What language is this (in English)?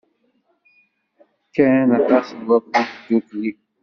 Kabyle